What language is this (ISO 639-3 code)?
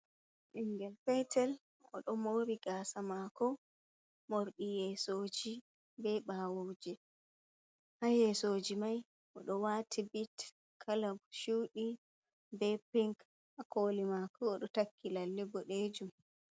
ful